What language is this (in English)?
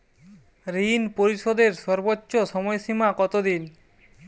Bangla